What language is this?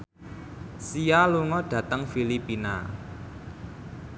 Javanese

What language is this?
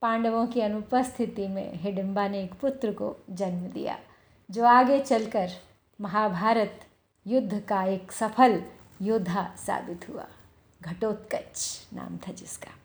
Hindi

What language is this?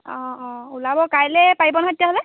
Assamese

